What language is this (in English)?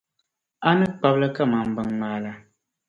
Dagbani